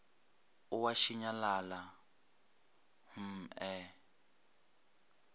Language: Northern Sotho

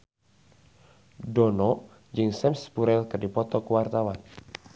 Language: Sundanese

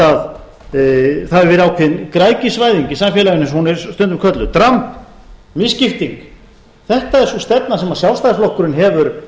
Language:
Icelandic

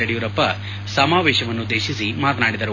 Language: Kannada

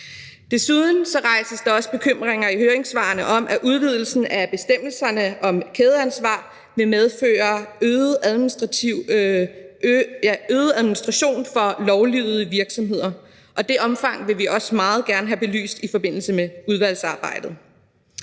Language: Danish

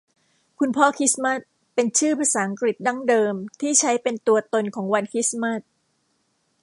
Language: Thai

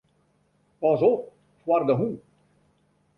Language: Western Frisian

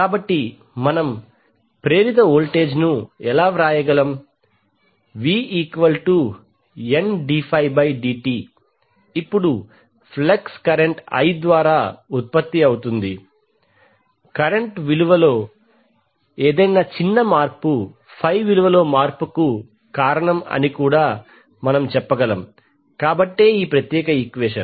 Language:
Telugu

